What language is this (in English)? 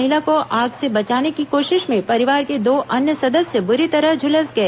Hindi